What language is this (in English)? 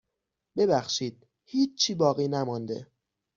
Persian